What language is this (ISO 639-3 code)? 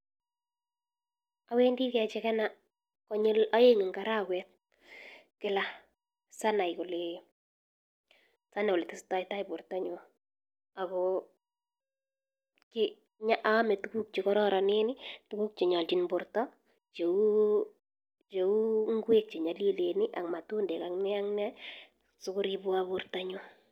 kln